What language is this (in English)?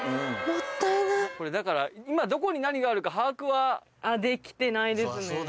Japanese